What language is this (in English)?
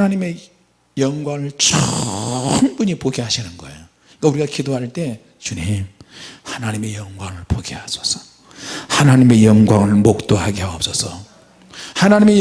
Korean